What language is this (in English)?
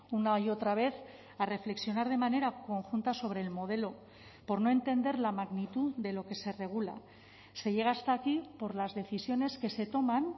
Spanish